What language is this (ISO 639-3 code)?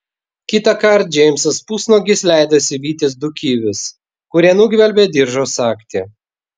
lit